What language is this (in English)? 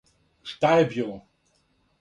Serbian